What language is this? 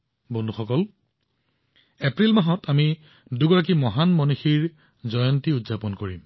Assamese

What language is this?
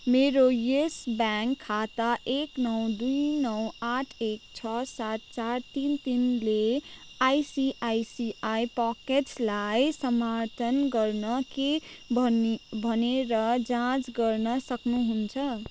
Nepali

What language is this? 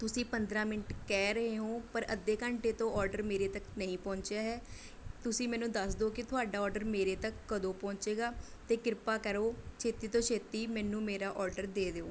Punjabi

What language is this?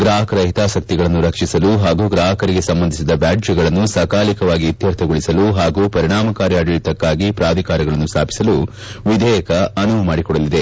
Kannada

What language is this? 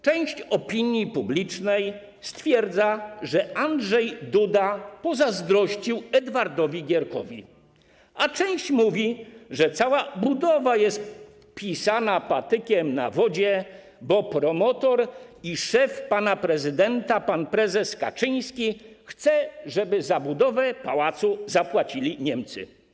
Polish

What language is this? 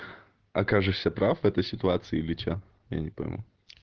Russian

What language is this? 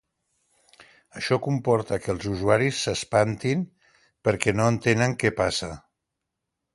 Catalan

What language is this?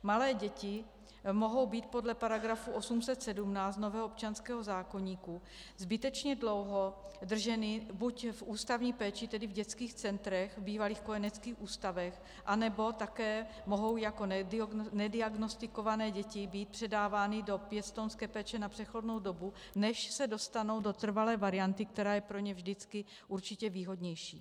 Czech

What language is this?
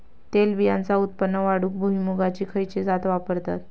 Marathi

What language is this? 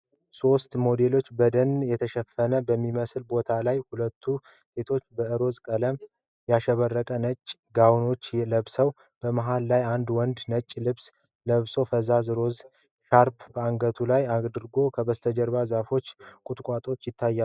Amharic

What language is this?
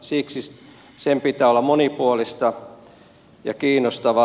Finnish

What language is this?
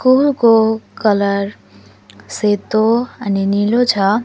Nepali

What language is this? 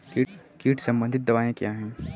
Hindi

